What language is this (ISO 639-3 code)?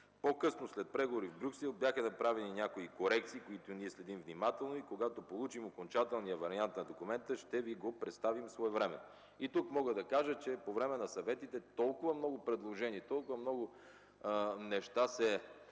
bul